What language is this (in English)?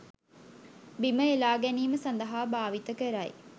Sinhala